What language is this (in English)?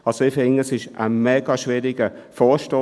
Swiss German